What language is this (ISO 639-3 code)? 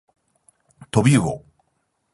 jpn